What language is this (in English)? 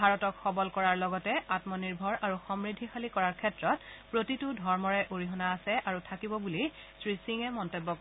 Assamese